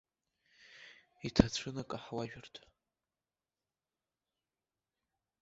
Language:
Abkhazian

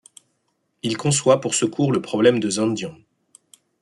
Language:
French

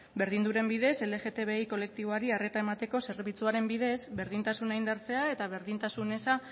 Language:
Basque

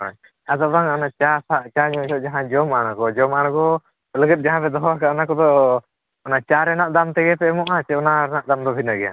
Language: Santali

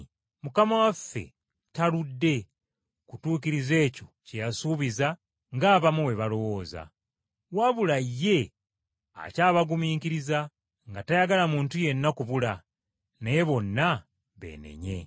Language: Ganda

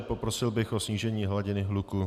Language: Czech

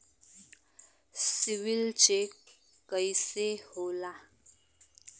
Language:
Bhojpuri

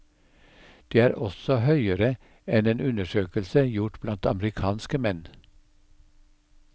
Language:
Norwegian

